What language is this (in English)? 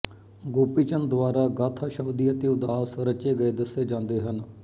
Punjabi